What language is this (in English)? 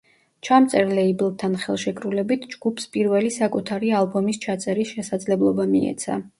Georgian